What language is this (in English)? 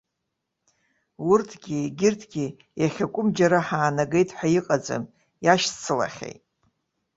Abkhazian